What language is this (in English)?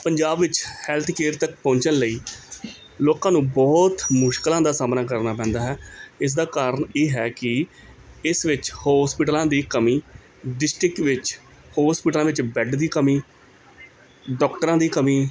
Punjabi